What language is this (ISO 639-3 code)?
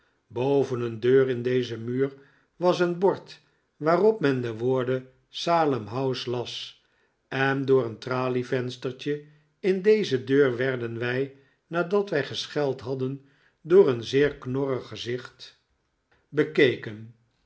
nld